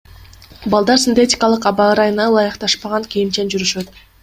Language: Kyrgyz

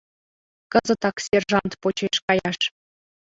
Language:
Mari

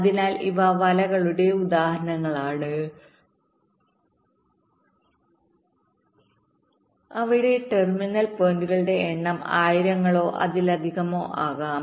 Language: Malayalam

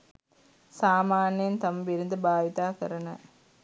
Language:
Sinhala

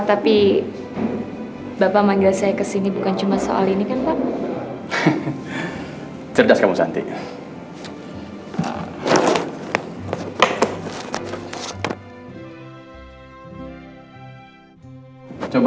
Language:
Indonesian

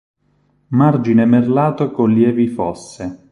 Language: Italian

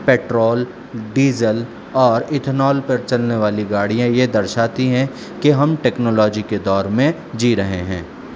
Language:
Urdu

